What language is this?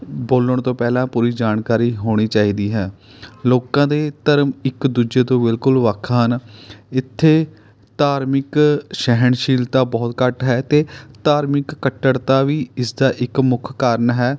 Punjabi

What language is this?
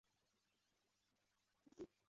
Chinese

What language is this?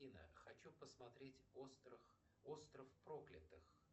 Russian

